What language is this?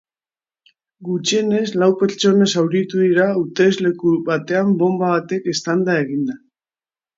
Basque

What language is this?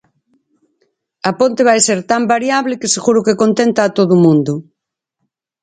Galician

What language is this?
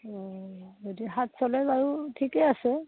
Assamese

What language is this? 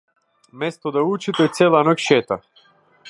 Macedonian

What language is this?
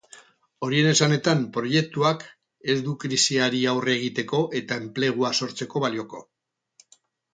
Basque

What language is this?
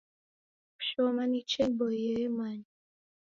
Taita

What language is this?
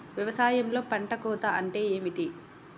Telugu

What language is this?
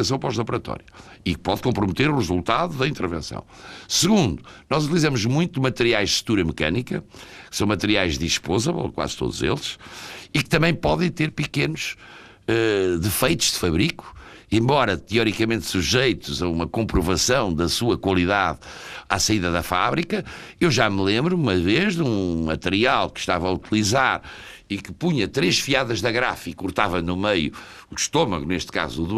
Portuguese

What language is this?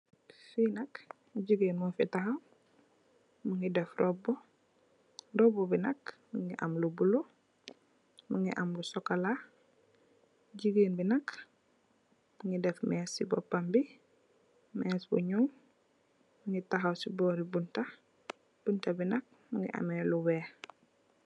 Wolof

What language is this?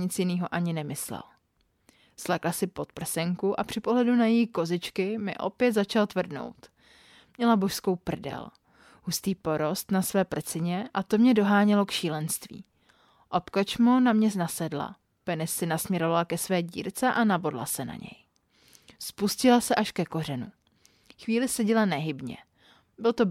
Czech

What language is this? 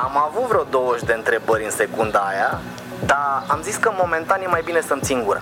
Romanian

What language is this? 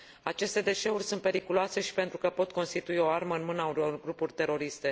Romanian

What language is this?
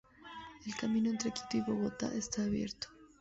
Spanish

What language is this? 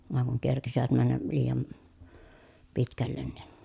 Finnish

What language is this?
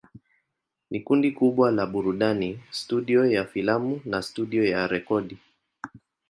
Swahili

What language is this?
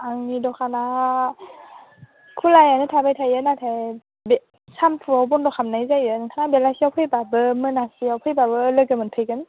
Bodo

